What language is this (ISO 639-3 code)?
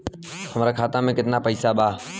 bho